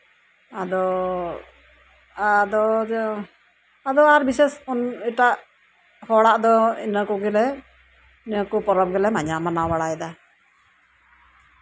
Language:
Santali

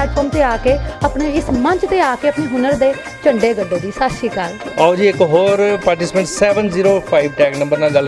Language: Korean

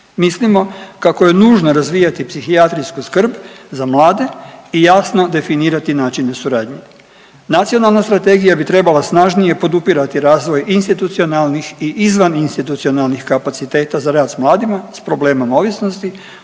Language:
Croatian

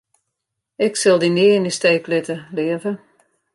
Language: Western Frisian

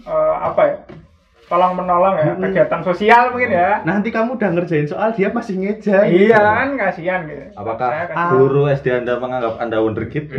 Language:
Indonesian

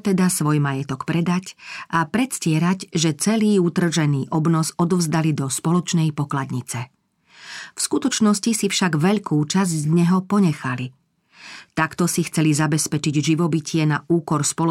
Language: Slovak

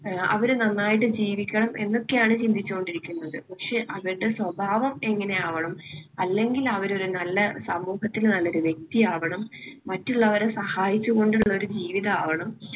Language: Malayalam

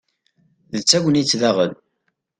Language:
Kabyle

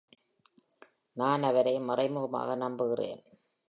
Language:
Tamil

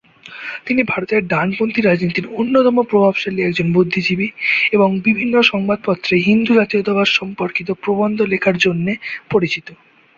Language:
Bangla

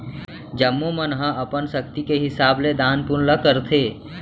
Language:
Chhattisgarhi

